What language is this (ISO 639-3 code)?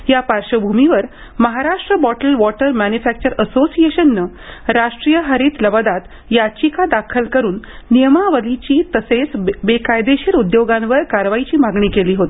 mar